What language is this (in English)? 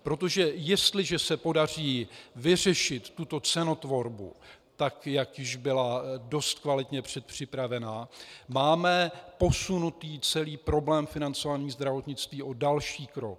Czech